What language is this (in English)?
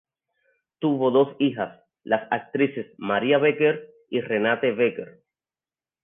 Spanish